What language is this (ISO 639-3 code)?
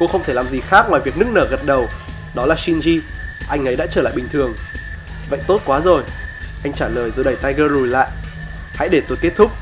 vie